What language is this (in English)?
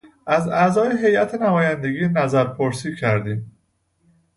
Persian